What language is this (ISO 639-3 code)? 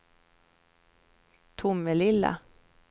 swe